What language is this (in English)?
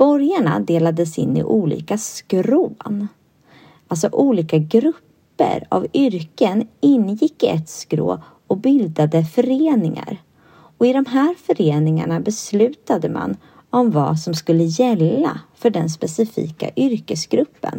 Swedish